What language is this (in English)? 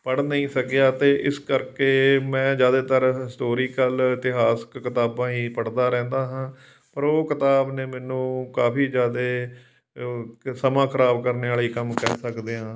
Punjabi